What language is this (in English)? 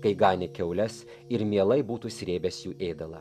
Lithuanian